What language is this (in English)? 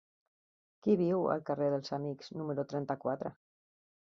Catalan